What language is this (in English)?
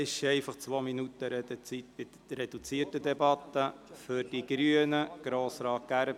Swiss German